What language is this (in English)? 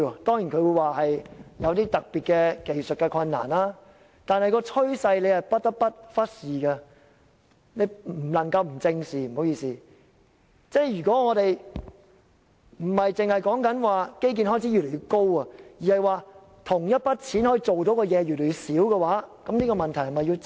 Cantonese